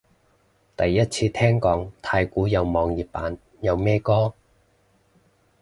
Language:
Cantonese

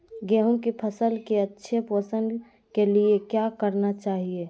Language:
Magahi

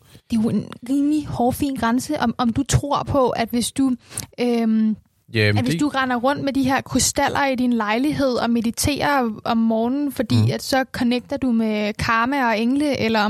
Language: Danish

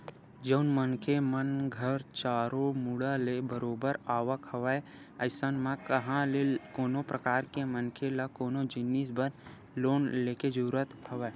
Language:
Chhattisgarhi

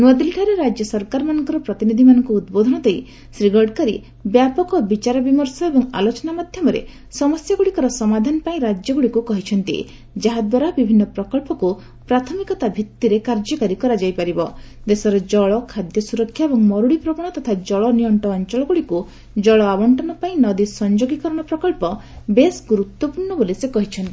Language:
Odia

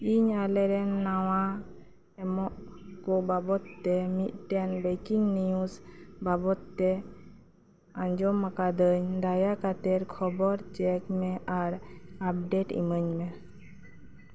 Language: Santali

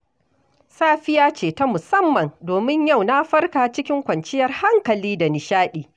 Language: Hausa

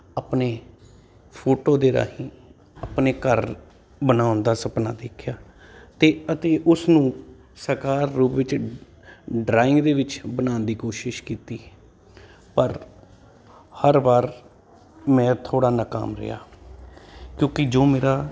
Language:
Punjabi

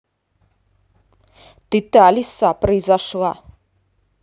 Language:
Russian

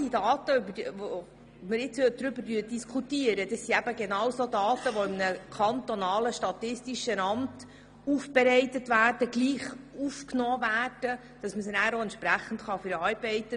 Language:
Swiss German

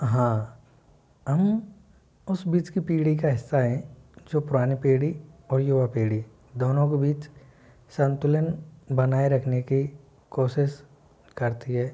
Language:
Hindi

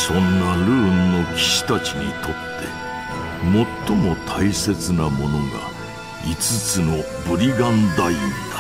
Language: Japanese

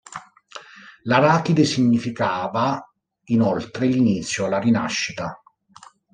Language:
Italian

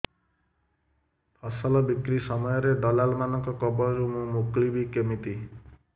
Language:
Odia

